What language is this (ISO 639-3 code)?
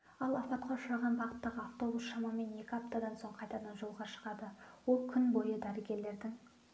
kaz